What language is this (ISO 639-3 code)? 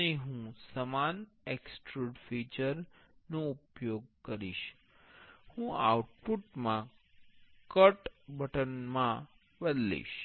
guj